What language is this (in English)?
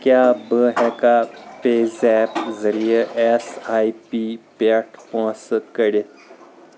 Kashmiri